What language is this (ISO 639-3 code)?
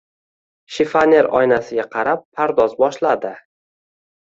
uzb